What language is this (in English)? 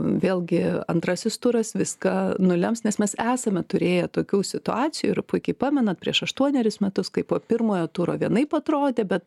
Lithuanian